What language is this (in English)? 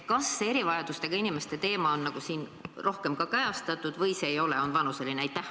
Estonian